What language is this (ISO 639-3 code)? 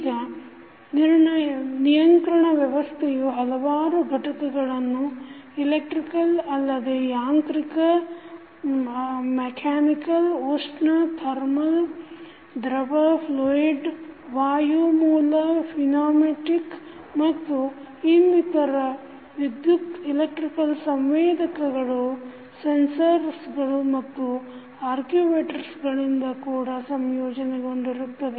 kan